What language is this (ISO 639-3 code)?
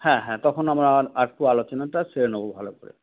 ben